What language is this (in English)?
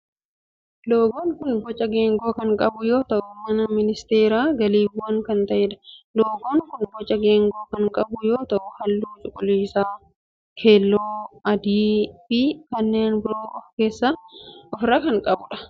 Oromo